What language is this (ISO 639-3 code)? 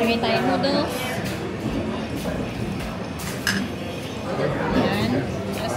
fil